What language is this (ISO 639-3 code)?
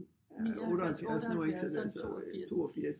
dan